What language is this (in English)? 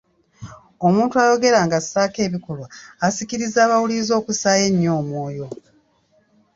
Ganda